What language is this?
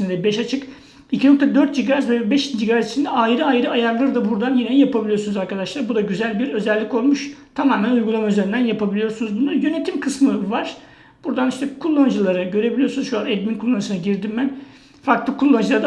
Turkish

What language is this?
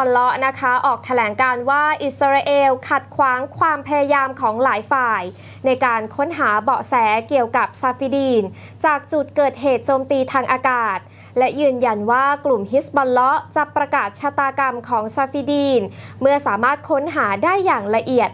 Thai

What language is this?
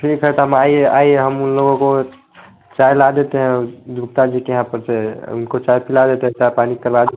Hindi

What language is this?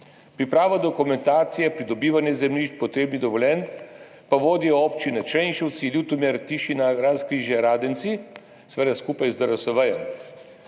Slovenian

